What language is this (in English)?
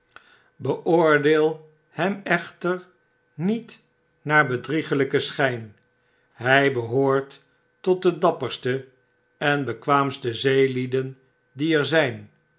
Dutch